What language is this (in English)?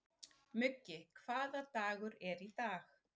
Icelandic